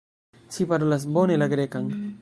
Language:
Esperanto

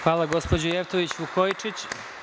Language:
Serbian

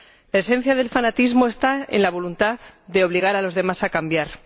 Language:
Spanish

